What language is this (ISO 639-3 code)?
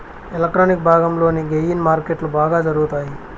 tel